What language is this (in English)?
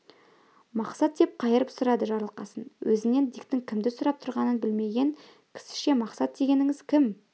Kazakh